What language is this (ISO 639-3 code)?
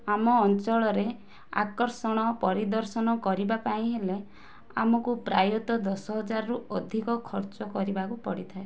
ori